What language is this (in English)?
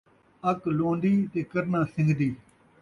Saraiki